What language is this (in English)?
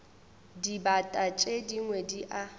Northern Sotho